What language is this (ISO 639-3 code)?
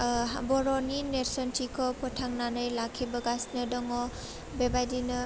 brx